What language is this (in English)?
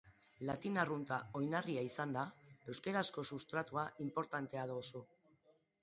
Basque